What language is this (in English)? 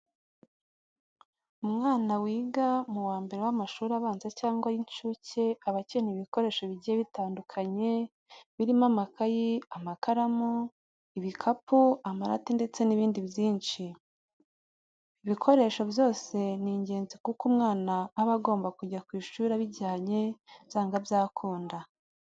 Kinyarwanda